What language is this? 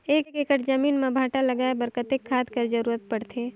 Chhattisgarhi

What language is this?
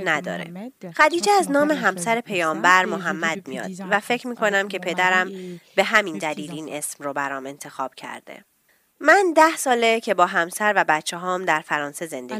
Persian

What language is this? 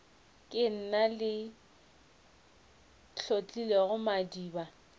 Northern Sotho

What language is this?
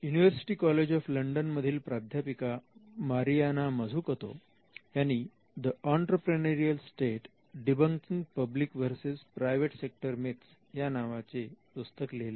Marathi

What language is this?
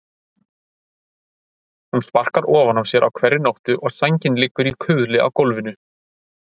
Icelandic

